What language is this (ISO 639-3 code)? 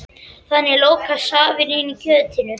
isl